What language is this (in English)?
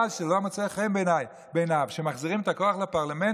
Hebrew